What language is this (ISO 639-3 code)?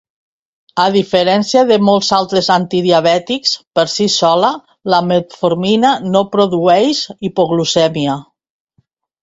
cat